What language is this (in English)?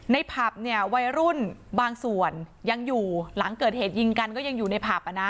Thai